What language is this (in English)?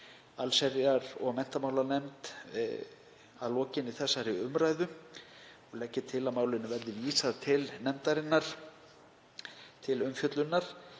Icelandic